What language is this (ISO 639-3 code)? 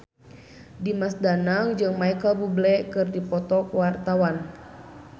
sun